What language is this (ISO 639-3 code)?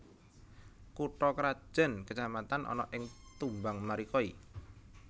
jav